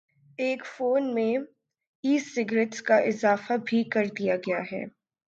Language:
Urdu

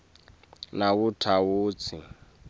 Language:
Swati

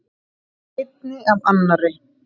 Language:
Icelandic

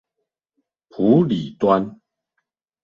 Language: Chinese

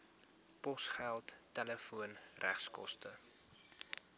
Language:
Afrikaans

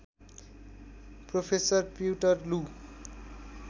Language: Nepali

